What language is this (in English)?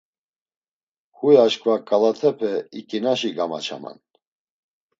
Laz